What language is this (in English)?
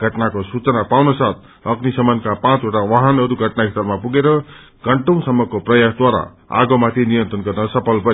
Nepali